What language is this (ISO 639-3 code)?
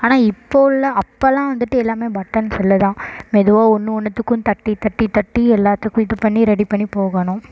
tam